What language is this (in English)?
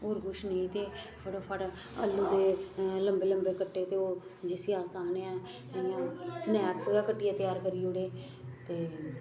Dogri